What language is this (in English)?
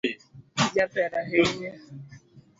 Luo (Kenya and Tanzania)